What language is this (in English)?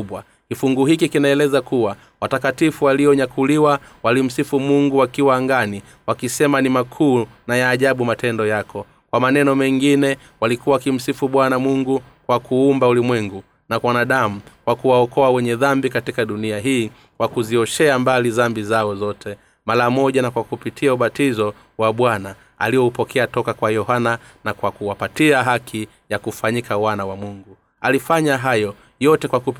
Swahili